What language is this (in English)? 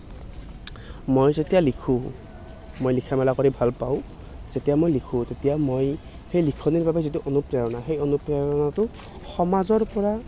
Assamese